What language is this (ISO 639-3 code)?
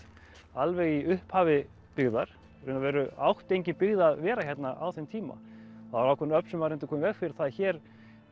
isl